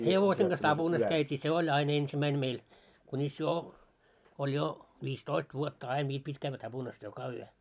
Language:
Finnish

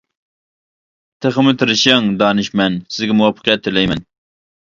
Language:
Uyghur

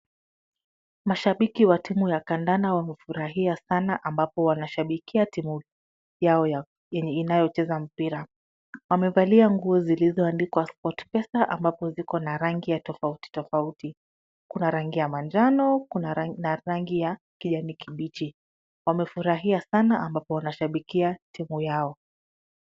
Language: Swahili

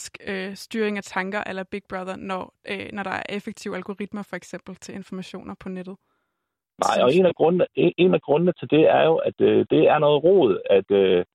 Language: Danish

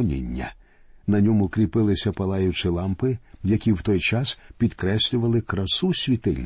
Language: Ukrainian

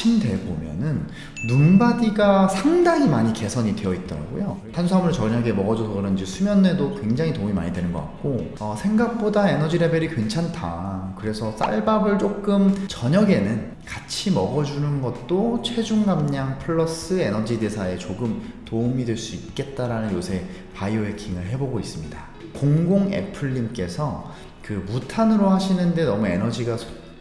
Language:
Korean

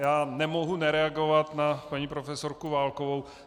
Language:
Czech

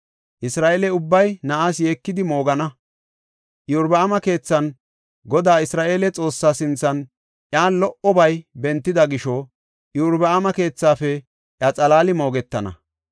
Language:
Gofa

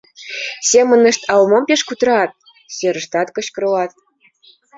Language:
Mari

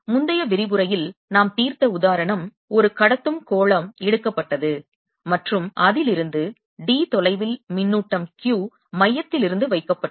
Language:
Tamil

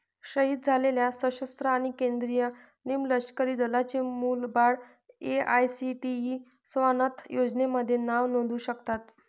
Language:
Marathi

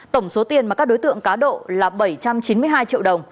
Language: Vietnamese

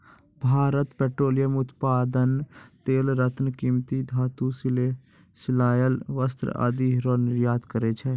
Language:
Maithili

